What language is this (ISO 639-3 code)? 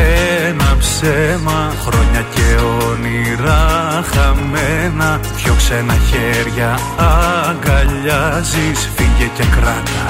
ell